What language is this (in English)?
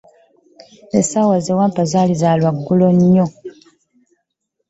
Ganda